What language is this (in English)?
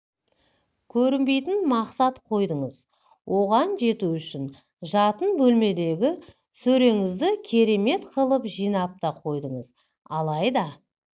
Kazakh